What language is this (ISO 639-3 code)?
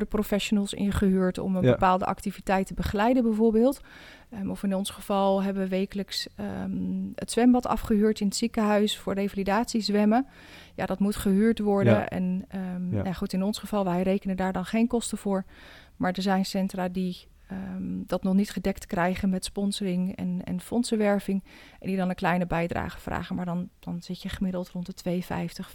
nld